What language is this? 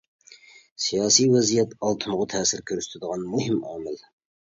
Uyghur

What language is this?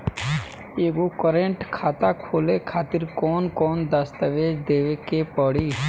Bhojpuri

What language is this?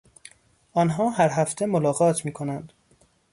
Persian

